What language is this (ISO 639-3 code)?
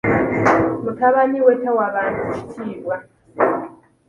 lug